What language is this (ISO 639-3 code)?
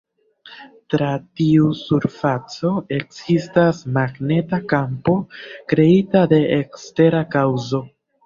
epo